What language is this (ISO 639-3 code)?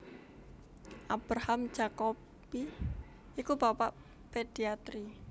jav